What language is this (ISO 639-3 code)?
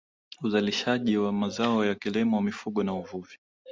swa